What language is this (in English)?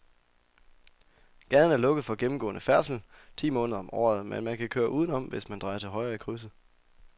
Danish